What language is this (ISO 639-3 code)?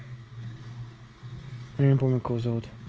rus